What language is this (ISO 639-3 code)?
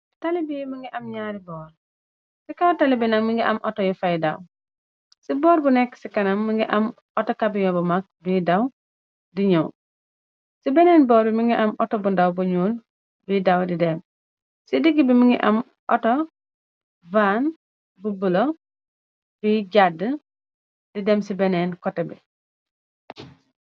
wol